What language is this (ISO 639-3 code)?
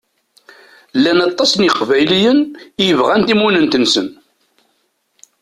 kab